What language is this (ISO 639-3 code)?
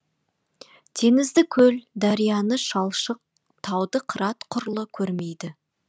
kaz